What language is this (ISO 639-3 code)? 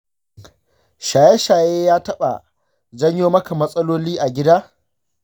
hau